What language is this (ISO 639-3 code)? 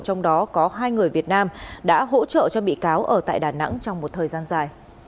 vie